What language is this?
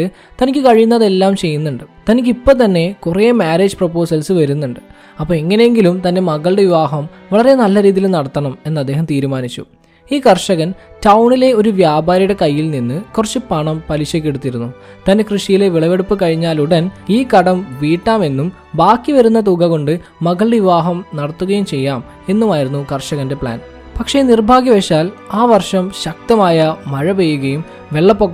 Malayalam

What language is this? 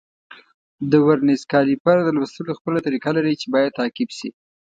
Pashto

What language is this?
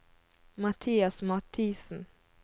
Norwegian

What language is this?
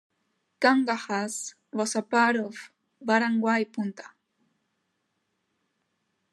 English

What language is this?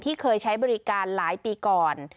Thai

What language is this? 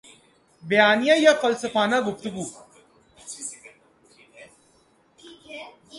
Urdu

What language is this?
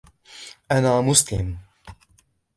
Arabic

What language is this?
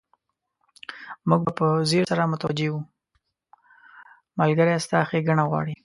Pashto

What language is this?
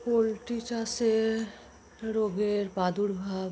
Bangla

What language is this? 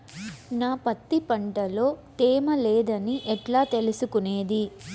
Telugu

